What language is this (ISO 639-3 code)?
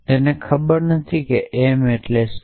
guj